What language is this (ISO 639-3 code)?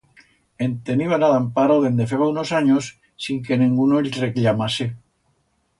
arg